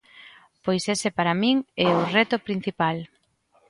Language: Galician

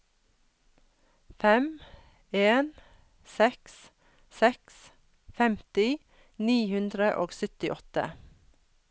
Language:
Norwegian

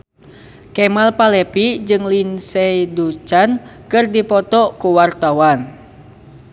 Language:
Sundanese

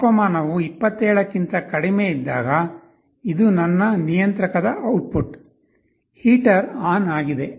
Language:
Kannada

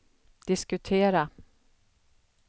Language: Swedish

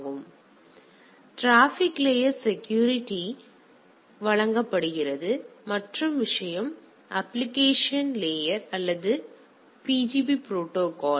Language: Tamil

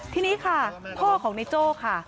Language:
Thai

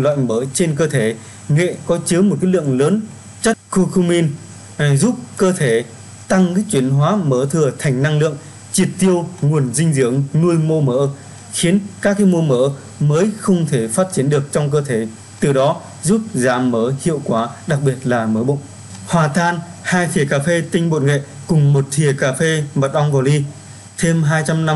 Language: Vietnamese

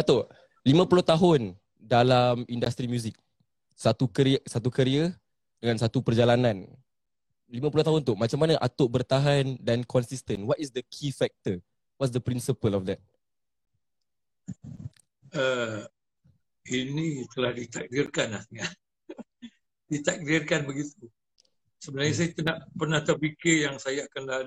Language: Malay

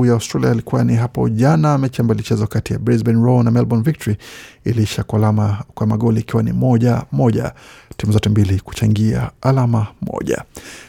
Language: Swahili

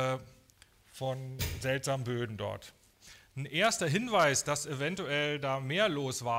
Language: German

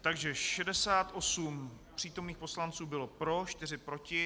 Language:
Czech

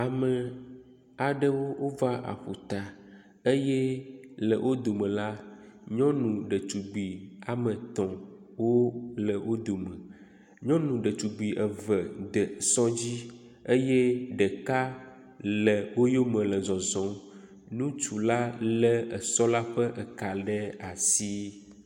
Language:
Ewe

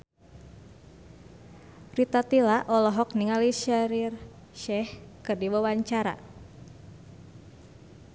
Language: Sundanese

